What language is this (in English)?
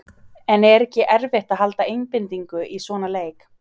Icelandic